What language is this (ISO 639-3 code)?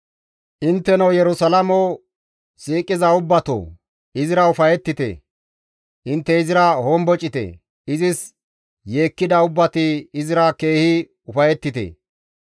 gmv